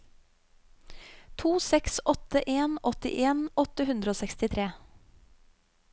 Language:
Norwegian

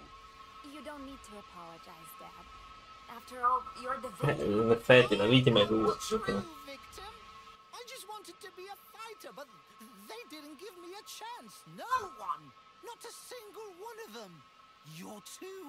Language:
Italian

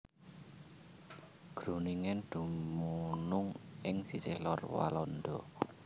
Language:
Javanese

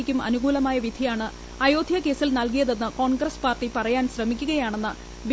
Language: Malayalam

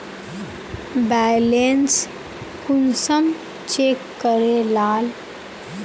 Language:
Magahi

